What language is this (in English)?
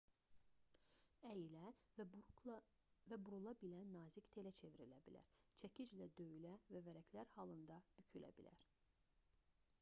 Azerbaijani